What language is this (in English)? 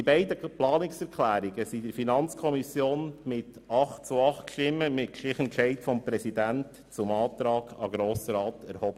Swiss German